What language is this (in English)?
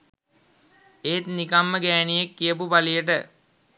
Sinhala